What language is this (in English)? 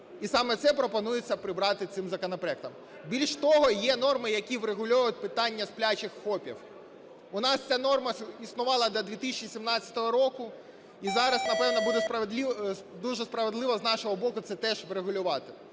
Ukrainian